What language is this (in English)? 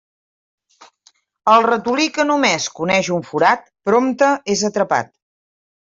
Catalan